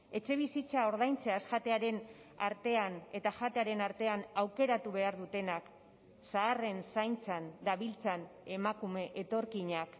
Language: Basque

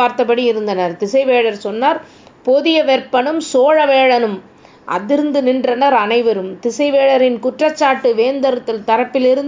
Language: Tamil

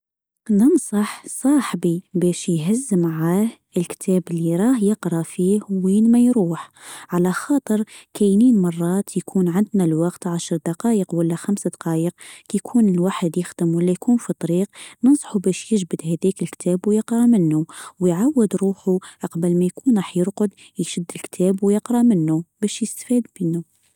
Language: Tunisian Arabic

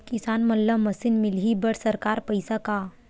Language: Chhattisgarhi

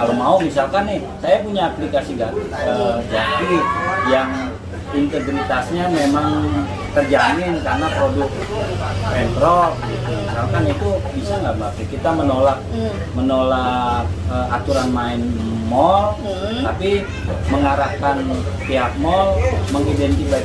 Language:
Indonesian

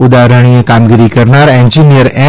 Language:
Gujarati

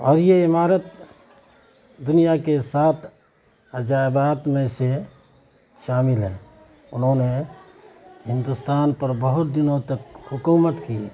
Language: Urdu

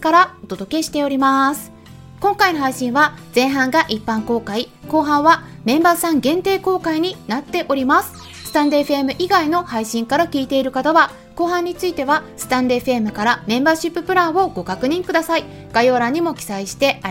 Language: Japanese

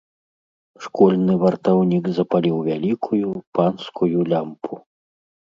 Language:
Belarusian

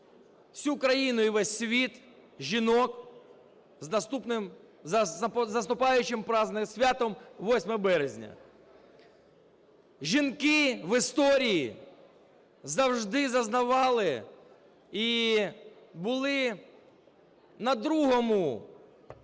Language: Ukrainian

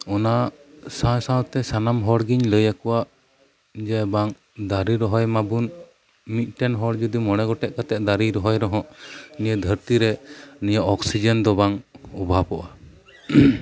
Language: Santali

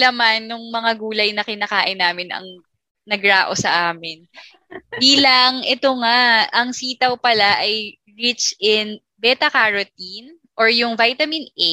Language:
Filipino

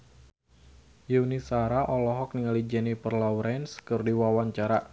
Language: Sundanese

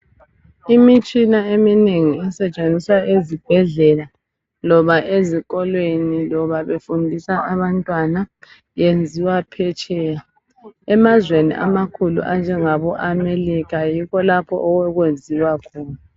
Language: North Ndebele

